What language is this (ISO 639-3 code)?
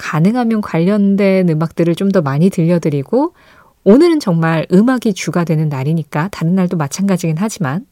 kor